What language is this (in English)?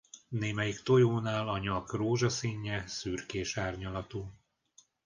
Hungarian